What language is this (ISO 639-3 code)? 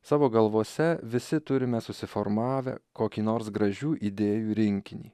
lit